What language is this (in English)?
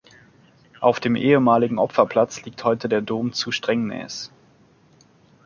German